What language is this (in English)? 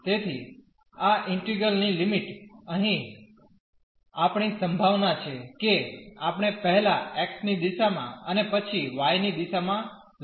Gujarati